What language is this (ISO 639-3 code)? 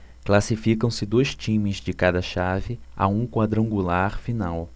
por